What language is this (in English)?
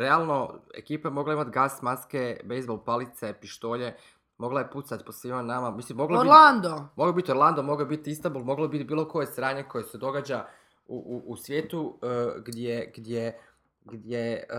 Croatian